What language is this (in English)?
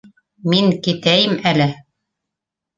Bashkir